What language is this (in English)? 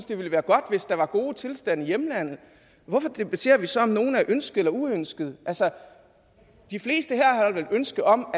Danish